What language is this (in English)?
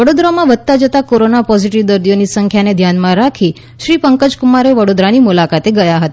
Gujarati